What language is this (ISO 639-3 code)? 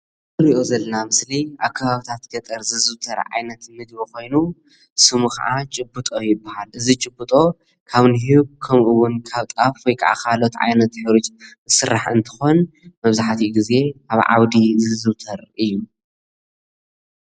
tir